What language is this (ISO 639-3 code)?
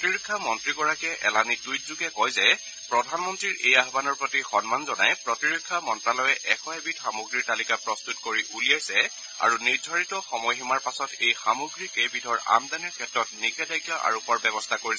asm